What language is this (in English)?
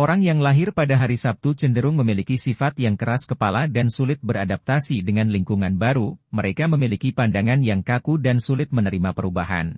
Indonesian